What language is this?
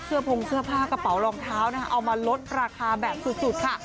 Thai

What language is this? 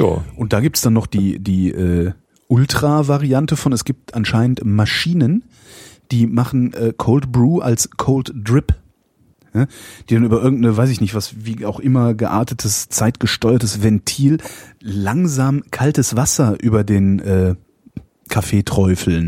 German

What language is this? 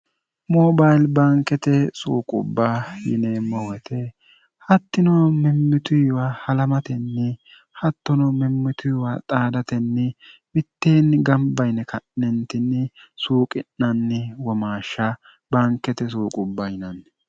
Sidamo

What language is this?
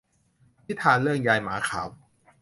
Thai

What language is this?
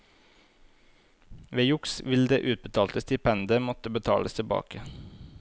Norwegian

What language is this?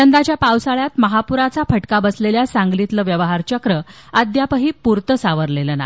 Marathi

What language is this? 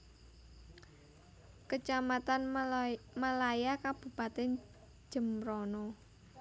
Javanese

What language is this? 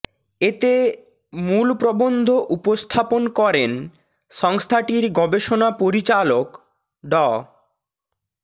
Bangla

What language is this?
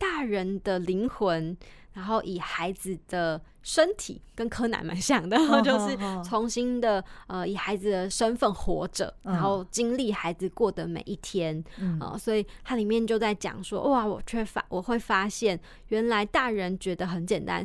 Chinese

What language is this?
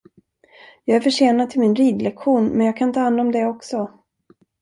Swedish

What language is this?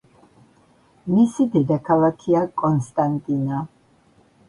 Georgian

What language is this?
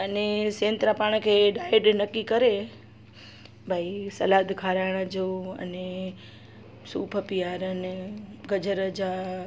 Sindhi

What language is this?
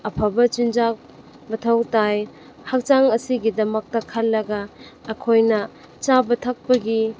Manipuri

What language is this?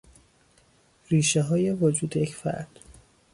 Persian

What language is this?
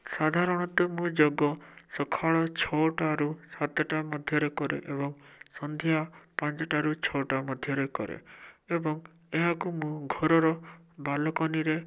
Odia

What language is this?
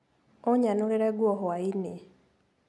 Kikuyu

